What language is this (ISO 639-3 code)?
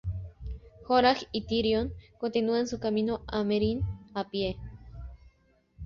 spa